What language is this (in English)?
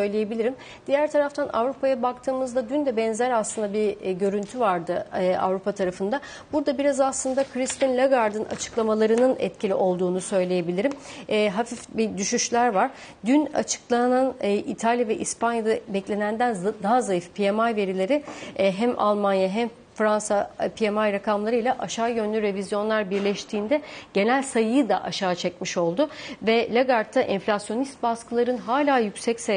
Turkish